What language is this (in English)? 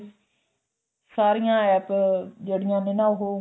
Punjabi